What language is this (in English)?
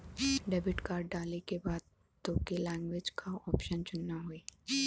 Bhojpuri